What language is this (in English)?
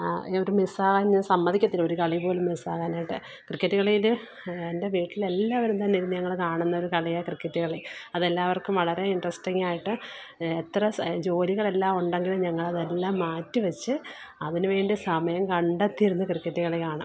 Malayalam